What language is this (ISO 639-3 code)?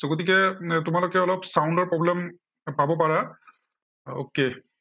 asm